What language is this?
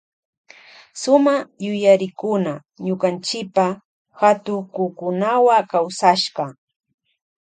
Loja Highland Quichua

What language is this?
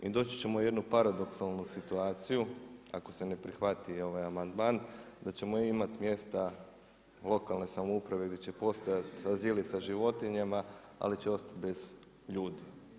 Croatian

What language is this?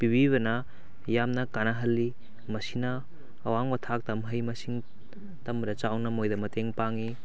Manipuri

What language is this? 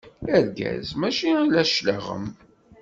Kabyle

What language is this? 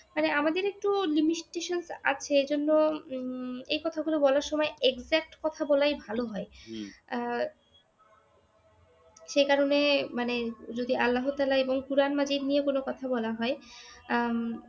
Bangla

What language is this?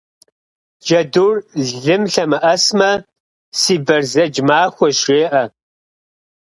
Kabardian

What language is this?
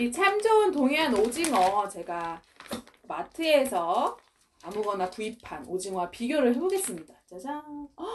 Korean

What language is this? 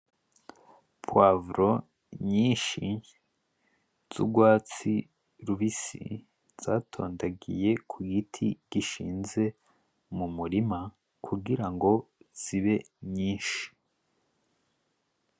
Rundi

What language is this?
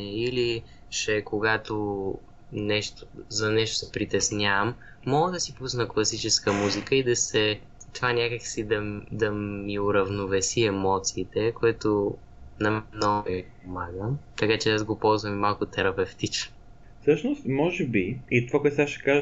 Bulgarian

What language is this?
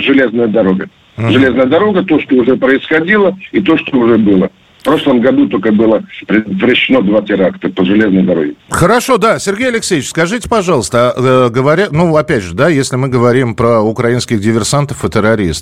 Russian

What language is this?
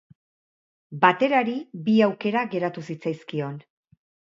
Basque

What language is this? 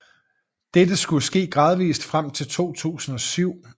Danish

